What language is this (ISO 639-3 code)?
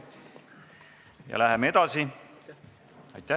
est